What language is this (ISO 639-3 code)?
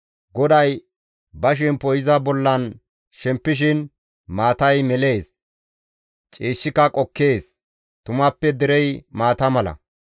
gmv